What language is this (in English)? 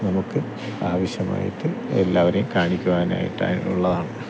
Malayalam